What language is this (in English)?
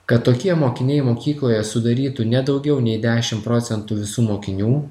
Lithuanian